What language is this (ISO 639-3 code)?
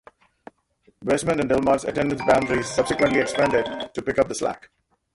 eng